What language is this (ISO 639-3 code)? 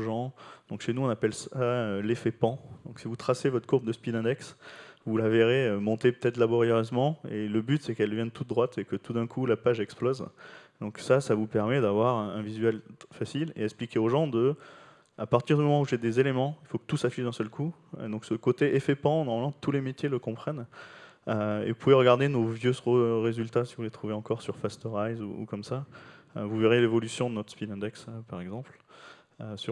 fra